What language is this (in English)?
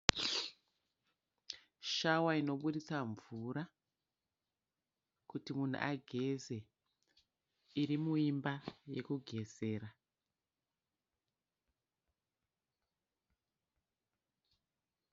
Shona